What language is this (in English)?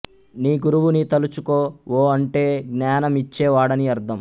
Telugu